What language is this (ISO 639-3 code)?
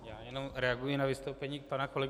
ces